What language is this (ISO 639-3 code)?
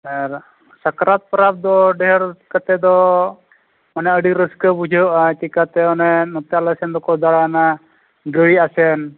sat